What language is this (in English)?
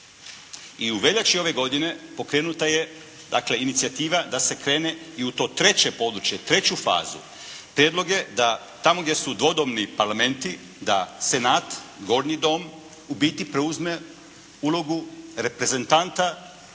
Croatian